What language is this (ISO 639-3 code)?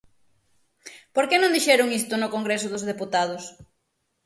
glg